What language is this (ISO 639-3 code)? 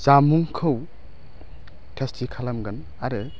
brx